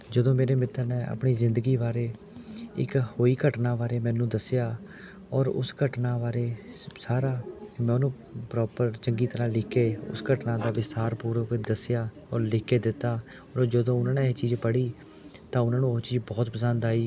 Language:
Punjabi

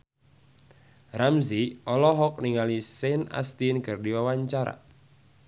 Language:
Sundanese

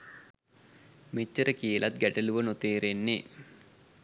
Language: Sinhala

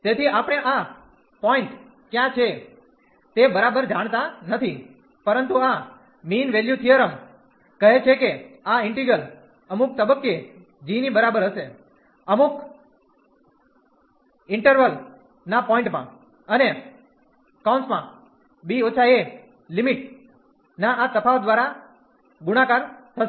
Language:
Gujarati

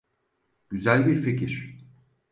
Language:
Turkish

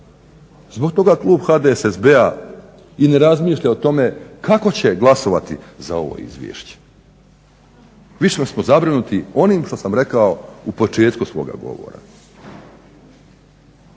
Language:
Croatian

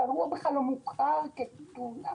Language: Hebrew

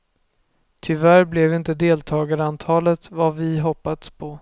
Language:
Swedish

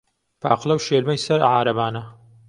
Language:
Central Kurdish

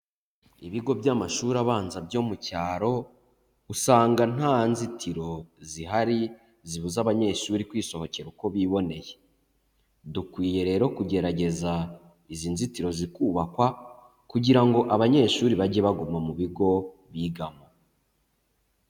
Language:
Kinyarwanda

